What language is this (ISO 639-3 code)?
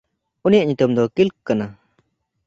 sat